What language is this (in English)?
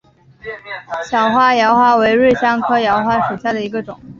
Chinese